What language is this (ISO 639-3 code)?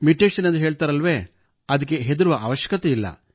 kan